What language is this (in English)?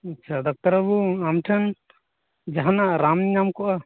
Santali